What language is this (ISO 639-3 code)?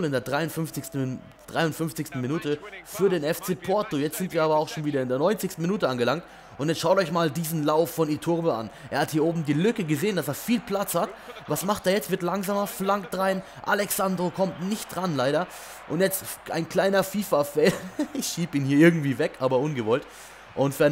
deu